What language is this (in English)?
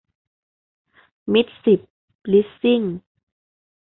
Thai